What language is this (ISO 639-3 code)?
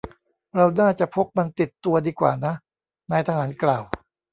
tha